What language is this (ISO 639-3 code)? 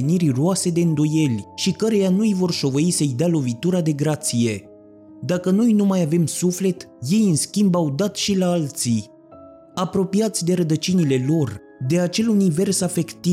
ron